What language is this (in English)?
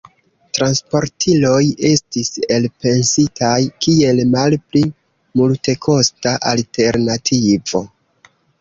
Esperanto